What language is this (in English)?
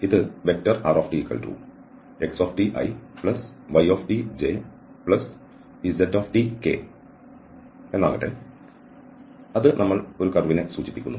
Malayalam